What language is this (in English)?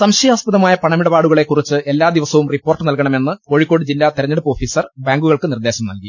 Malayalam